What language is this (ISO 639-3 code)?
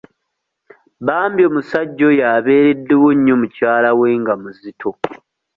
lug